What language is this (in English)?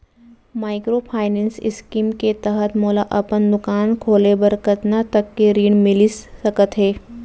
Chhattisgarhi